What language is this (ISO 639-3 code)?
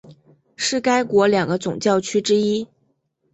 zho